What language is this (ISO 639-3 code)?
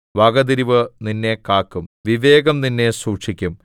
mal